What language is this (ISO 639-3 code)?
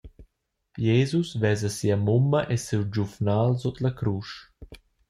roh